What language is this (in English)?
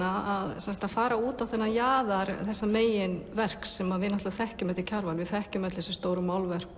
Icelandic